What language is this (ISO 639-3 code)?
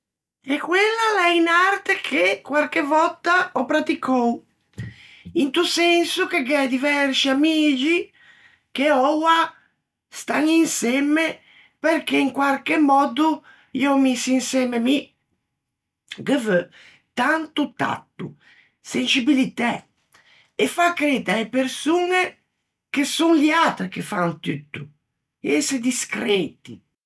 lij